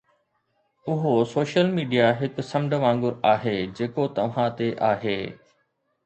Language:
Sindhi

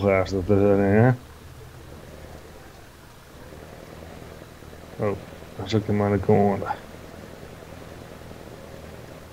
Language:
Dutch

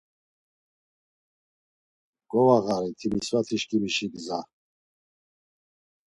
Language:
Laz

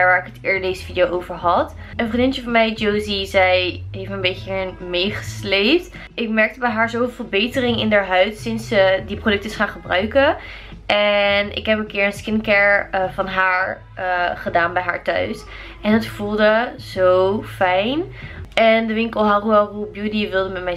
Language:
Dutch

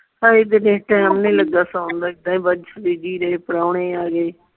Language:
Punjabi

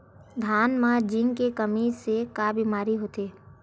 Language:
Chhattisgarhi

